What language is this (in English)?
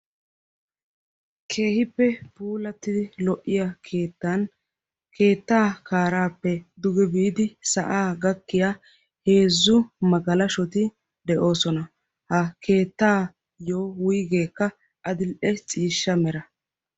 Wolaytta